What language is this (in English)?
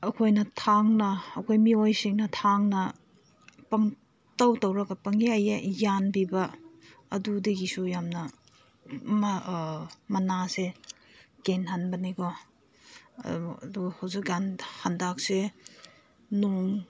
Manipuri